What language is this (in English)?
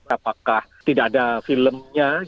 Indonesian